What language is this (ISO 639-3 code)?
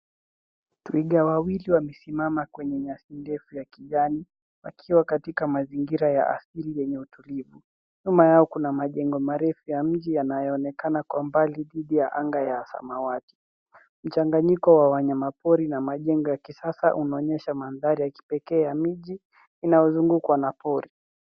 swa